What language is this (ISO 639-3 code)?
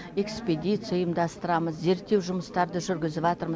kaz